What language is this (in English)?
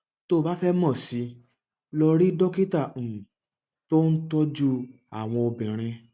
Yoruba